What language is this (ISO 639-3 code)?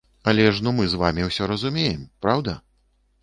bel